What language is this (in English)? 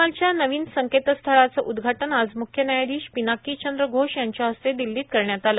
Marathi